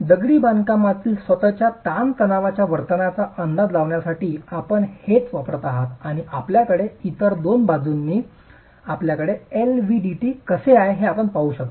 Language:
Marathi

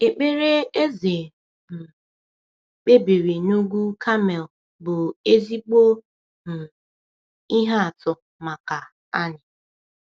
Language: Igbo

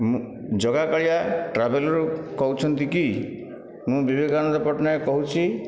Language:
Odia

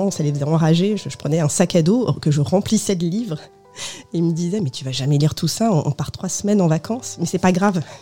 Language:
French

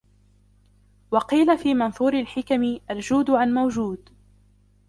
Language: Arabic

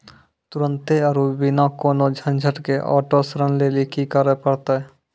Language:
Maithili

